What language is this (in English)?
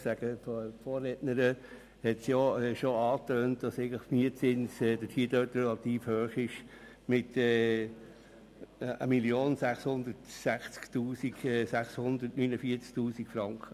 Swiss German